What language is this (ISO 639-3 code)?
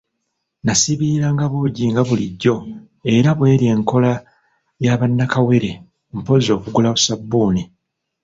lug